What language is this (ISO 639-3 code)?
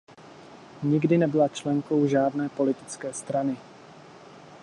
ces